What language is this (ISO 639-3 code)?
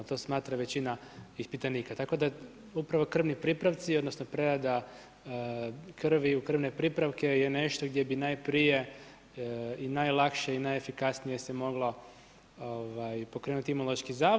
hrv